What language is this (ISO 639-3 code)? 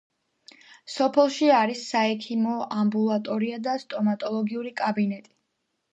kat